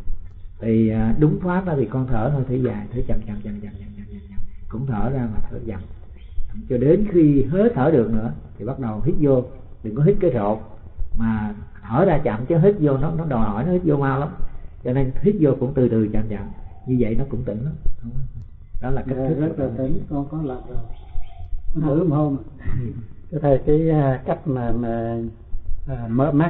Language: Vietnamese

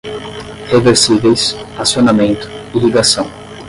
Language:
Portuguese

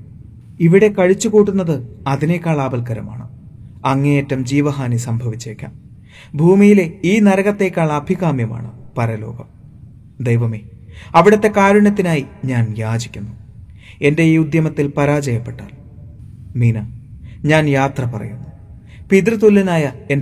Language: Malayalam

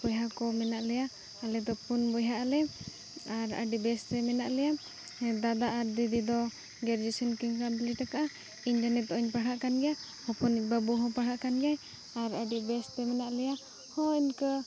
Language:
Santali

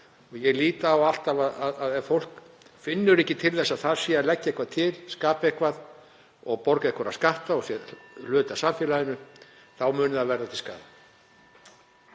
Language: Icelandic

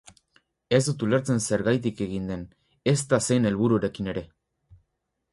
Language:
Basque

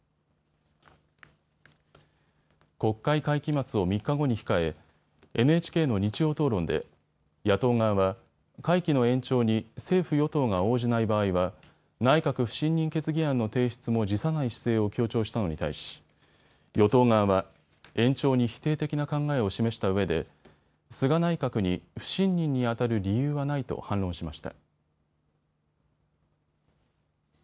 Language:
Japanese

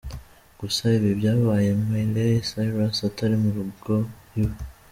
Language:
Kinyarwanda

